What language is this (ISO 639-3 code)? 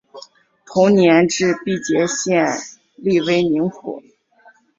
zho